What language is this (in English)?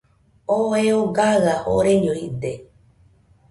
Nüpode Huitoto